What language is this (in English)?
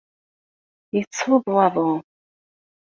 Kabyle